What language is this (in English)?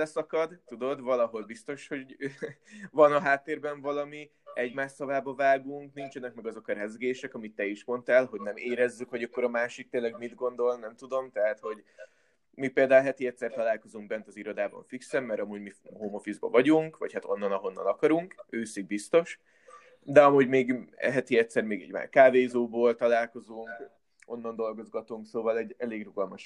Hungarian